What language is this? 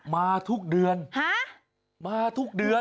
Thai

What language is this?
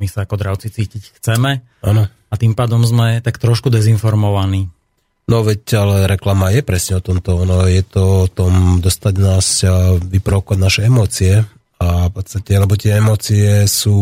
Slovak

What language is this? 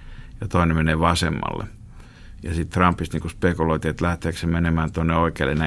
Finnish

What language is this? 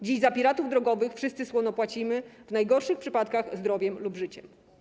Polish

